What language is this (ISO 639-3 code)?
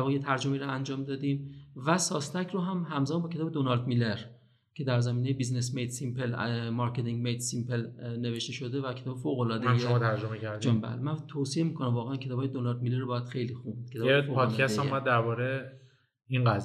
fas